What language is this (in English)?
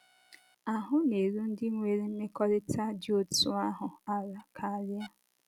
Igbo